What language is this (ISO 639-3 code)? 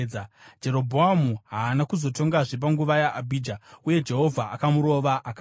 sna